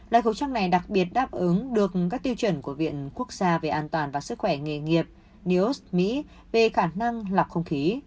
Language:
Vietnamese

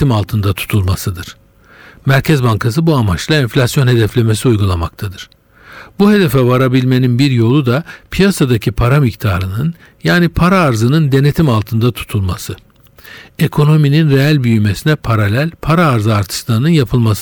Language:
Turkish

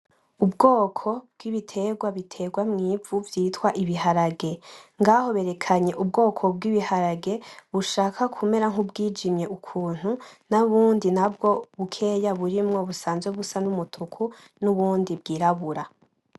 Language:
Rundi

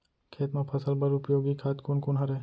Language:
Chhattisgarhi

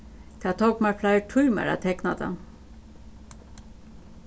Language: Faroese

